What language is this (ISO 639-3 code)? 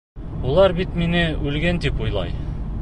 bak